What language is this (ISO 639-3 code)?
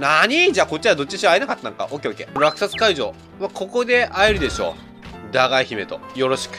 jpn